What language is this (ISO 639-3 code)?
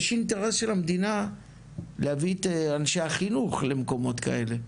heb